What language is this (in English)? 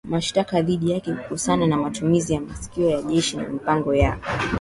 Swahili